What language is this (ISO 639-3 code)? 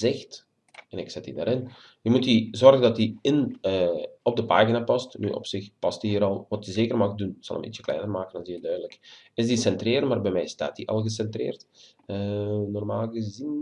nld